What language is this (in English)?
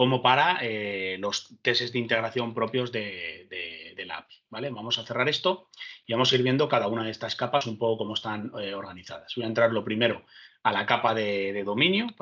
Spanish